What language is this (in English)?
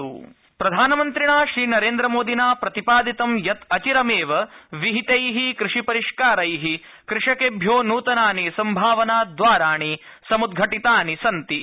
Sanskrit